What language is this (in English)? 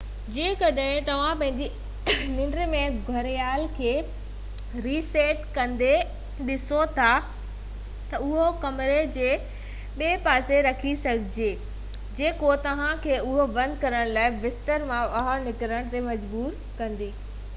Sindhi